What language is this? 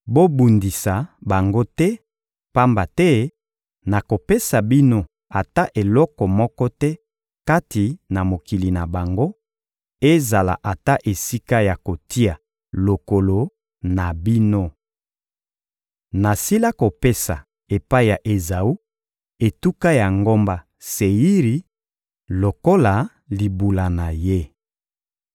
Lingala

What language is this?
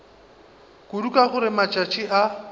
Northern Sotho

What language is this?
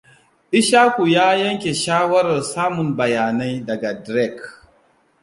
Hausa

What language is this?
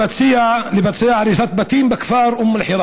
Hebrew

